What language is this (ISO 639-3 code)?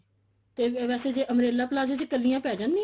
pan